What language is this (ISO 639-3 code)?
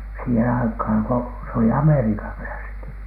fin